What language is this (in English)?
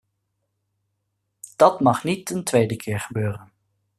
Dutch